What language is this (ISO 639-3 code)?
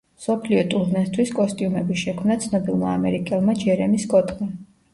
kat